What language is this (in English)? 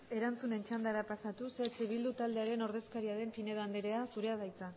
Basque